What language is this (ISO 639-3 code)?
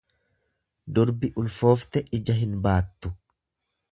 orm